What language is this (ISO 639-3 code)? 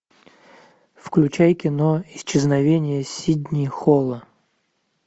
rus